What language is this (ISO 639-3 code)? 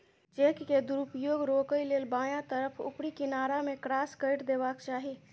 mai